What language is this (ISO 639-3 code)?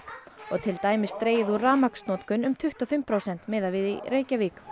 isl